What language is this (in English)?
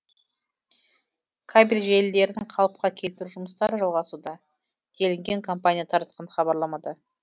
Kazakh